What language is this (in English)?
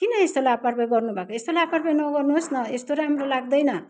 Nepali